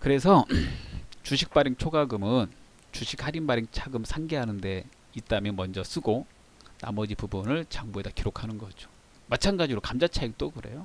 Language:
Korean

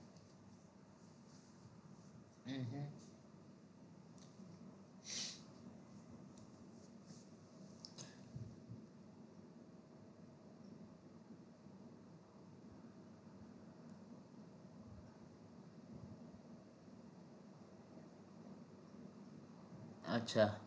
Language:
Gujarati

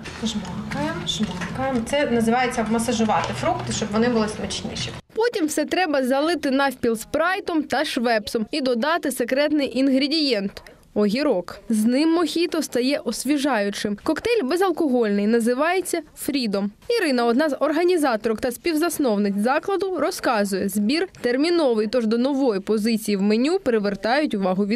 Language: Ukrainian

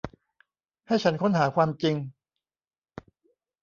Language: Thai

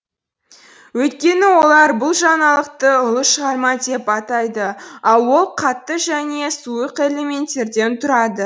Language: Kazakh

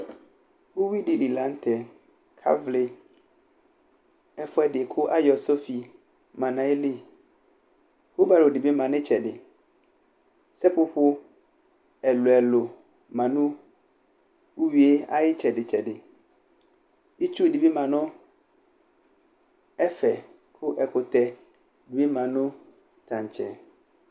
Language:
Ikposo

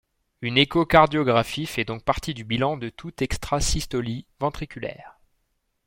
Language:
French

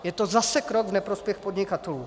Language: Czech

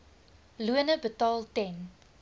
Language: Afrikaans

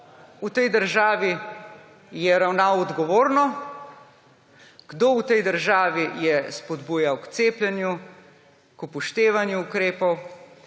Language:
Slovenian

